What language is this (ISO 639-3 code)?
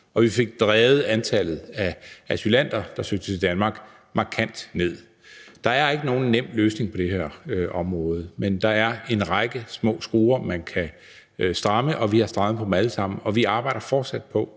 dan